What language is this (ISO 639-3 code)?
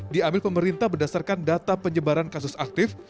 ind